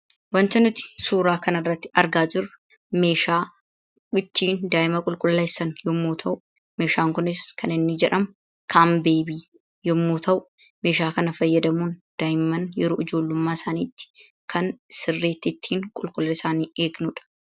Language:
Oromo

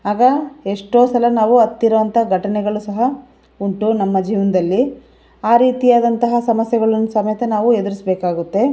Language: Kannada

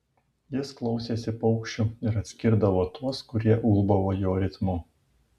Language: Lithuanian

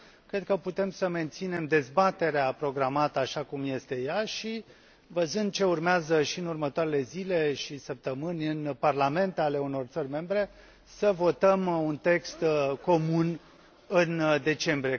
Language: Romanian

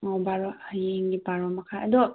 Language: Manipuri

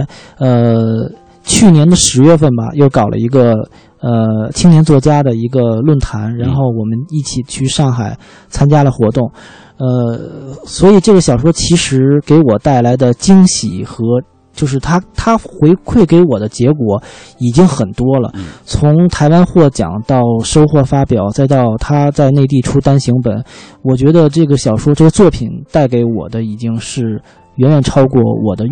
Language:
Chinese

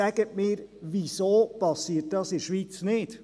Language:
Swiss German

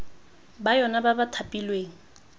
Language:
Tswana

